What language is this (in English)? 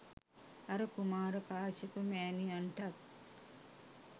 Sinhala